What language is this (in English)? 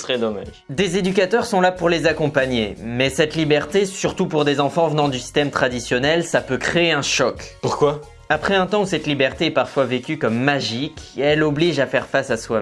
French